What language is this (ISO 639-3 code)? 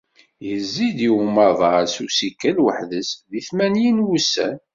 kab